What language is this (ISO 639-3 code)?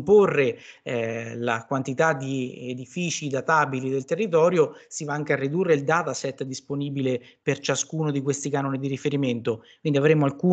ita